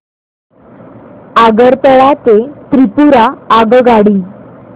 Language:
Marathi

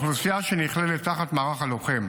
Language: Hebrew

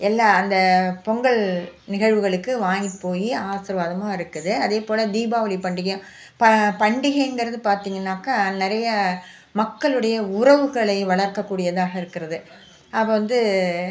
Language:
Tamil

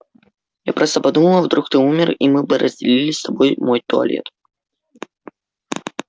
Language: Russian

